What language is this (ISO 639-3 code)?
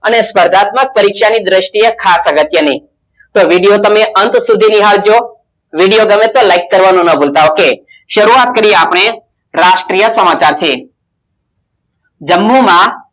guj